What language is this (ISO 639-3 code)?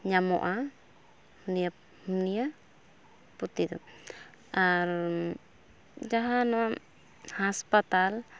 sat